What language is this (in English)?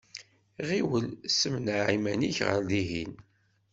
Kabyle